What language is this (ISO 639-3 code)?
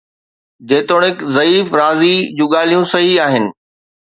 snd